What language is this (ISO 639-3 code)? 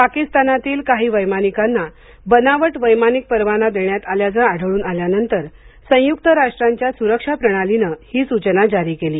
mar